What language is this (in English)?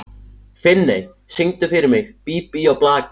Icelandic